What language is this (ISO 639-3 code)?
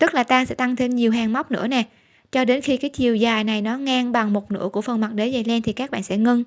vie